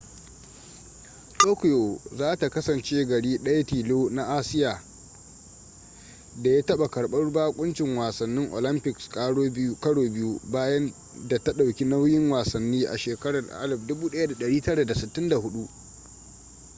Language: Hausa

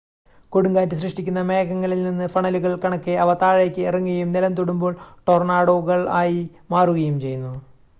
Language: Malayalam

